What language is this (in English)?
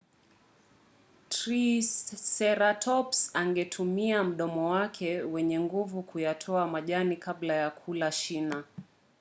Swahili